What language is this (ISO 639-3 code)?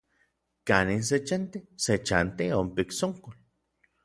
nlv